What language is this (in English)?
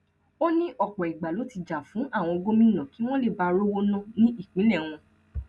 Yoruba